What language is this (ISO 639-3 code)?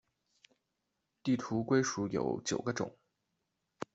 zho